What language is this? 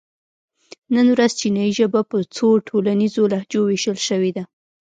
Pashto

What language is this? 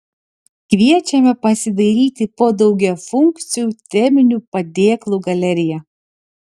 Lithuanian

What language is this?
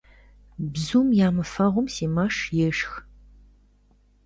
Kabardian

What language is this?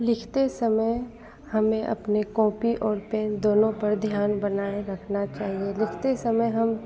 Hindi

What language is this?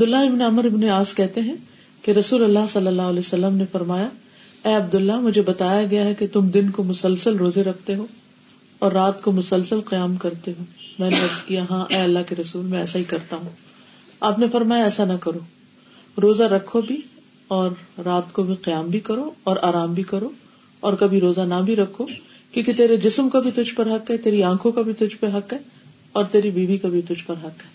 Urdu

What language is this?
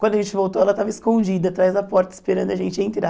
Portuguese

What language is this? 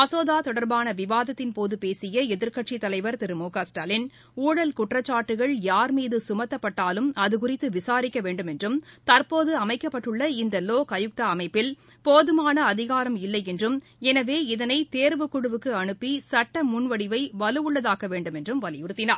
Tamil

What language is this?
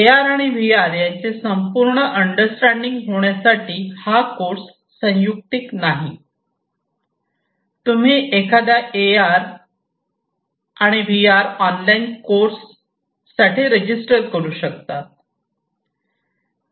Marathi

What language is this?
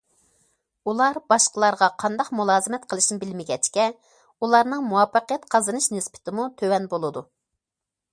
Uyghur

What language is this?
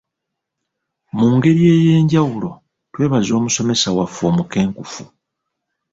Ganda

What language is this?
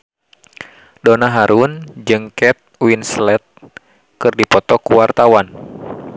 Sundanese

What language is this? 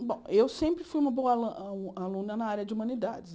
Portuguese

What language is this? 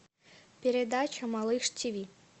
Russian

